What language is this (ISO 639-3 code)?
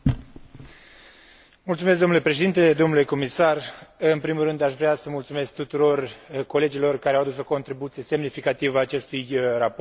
ron